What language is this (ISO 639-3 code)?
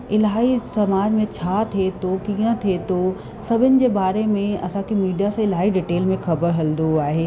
snd